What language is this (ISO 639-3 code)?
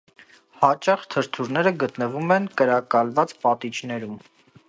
hye